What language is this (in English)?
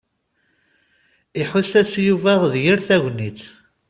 Kabyle